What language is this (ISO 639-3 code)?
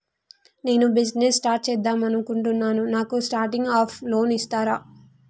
tel